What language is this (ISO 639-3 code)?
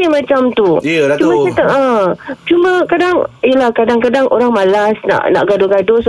msa